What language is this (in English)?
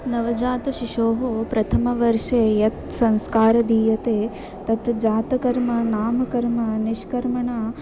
Sanskrit